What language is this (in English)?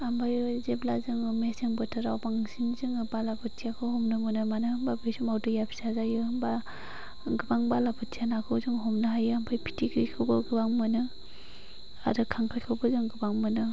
Bodo